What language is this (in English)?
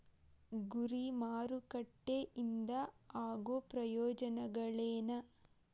Kannada